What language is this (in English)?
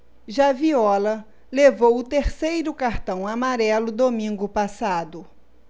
Portuguese